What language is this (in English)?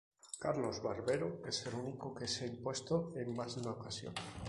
Spanish